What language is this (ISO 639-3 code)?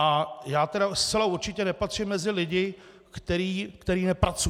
ces